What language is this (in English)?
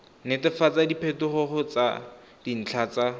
Tswana